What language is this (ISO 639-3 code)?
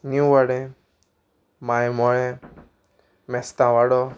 kok